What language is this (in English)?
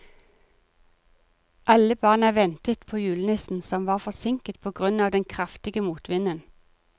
Norwegian